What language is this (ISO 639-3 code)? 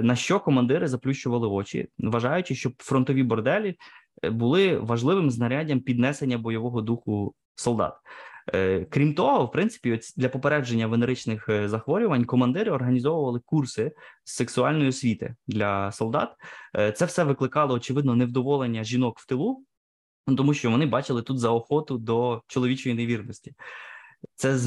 ukr